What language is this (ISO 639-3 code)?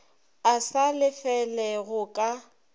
nso